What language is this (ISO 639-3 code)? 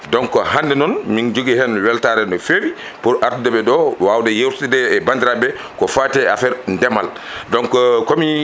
ful